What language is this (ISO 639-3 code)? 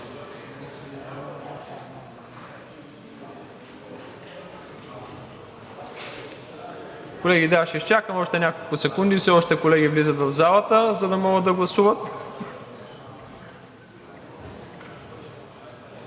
bul